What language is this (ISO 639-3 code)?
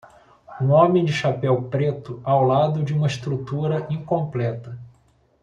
por